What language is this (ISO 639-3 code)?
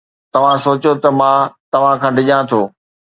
snd